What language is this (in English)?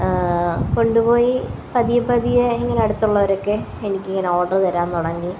Malayalam